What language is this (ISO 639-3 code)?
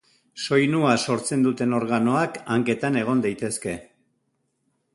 eus